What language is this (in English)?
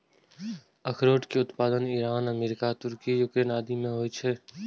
Maithili